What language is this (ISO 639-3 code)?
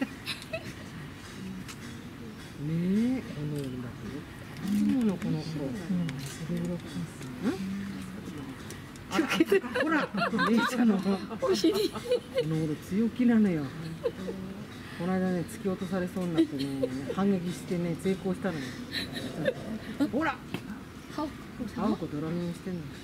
jpn